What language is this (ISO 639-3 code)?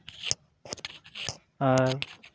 sat